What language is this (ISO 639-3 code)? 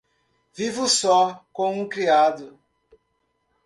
por